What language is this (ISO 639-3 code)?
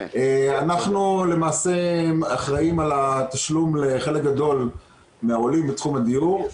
heb